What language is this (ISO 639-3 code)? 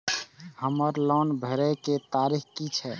mai